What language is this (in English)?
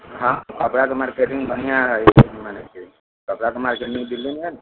Maithili